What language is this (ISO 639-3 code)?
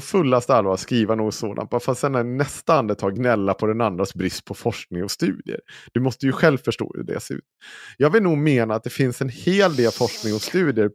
swe